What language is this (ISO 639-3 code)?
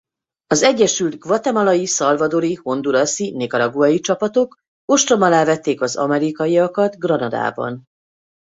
hun